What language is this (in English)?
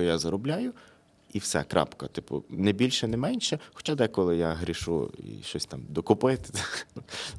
Ukrainian